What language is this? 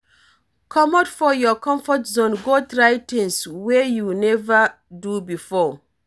Nigerian Pidgin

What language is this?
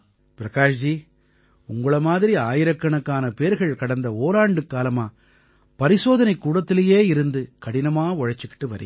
Tamil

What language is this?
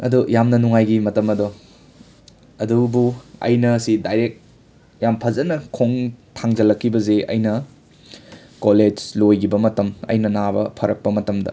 Manipuri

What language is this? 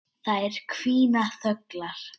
Icelandic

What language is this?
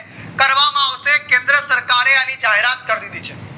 Gujarati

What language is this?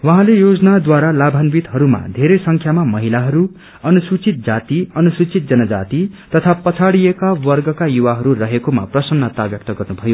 Nepali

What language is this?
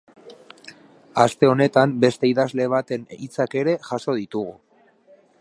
Basque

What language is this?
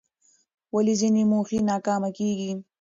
Pashto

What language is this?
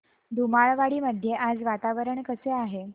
Marathi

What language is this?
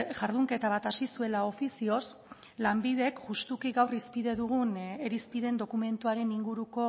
Basque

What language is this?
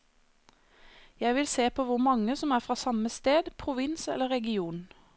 Norwegian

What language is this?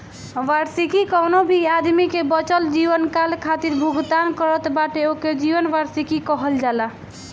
Bhojpuri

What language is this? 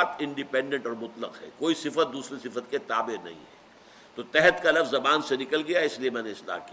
Urdu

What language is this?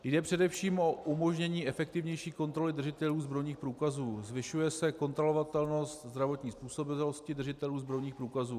Czech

